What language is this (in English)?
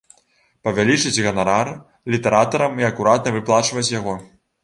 Belarusian